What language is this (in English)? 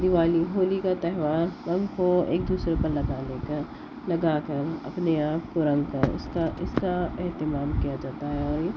Urdu